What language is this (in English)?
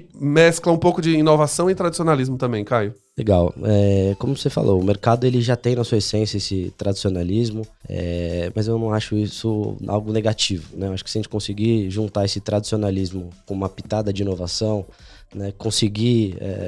Portuguese